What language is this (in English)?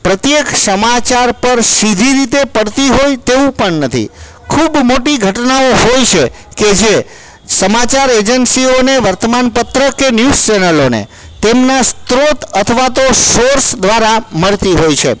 Gujarati